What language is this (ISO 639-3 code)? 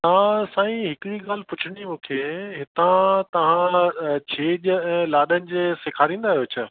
snd